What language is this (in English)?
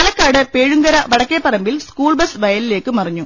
Malayalam